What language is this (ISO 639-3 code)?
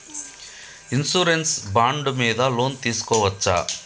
tel